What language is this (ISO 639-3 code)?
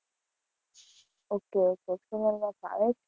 guj